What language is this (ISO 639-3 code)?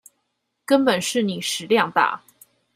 zho